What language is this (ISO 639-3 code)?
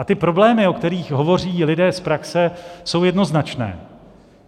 ces